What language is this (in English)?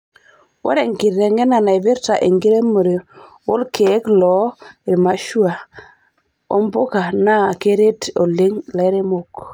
Masai